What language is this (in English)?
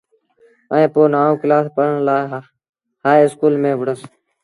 Sindhi Bhil